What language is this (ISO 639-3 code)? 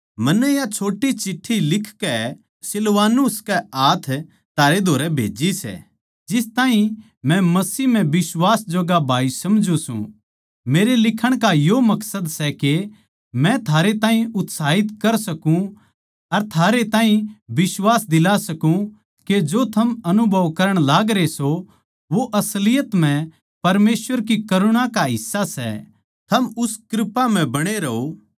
bgc